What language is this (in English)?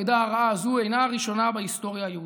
Hebrew